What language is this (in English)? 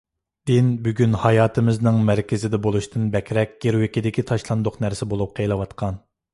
Uyghur